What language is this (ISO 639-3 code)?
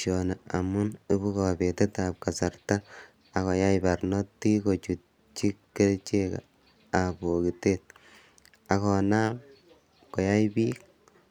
kln